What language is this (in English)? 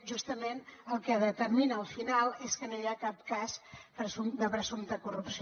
Catalan